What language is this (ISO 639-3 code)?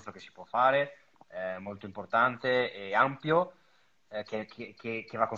ita